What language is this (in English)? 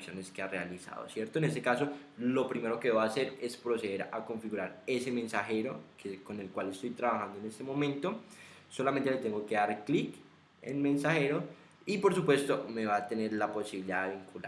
Spanish